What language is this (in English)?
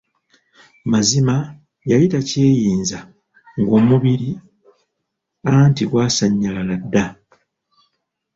Ganda